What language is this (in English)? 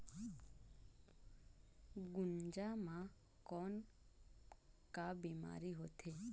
Chhattisgarhi